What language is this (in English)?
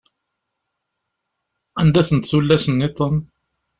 Kabyle